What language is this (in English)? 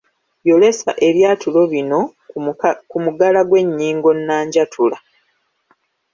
Ganda